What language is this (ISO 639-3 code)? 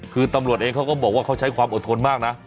tha